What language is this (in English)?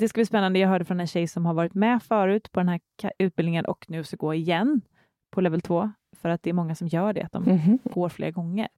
Swedish